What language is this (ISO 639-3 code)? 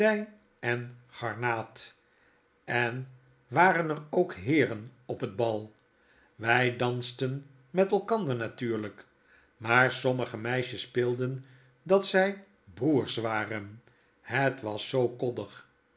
nld